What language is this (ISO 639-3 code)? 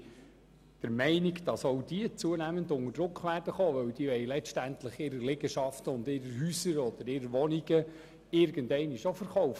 gsw